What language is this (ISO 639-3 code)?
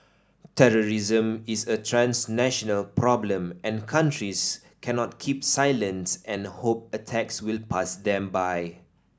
eng